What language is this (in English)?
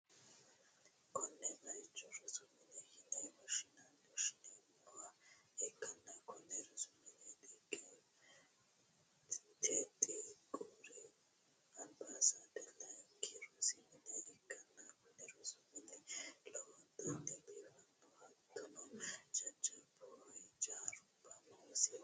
Sidamo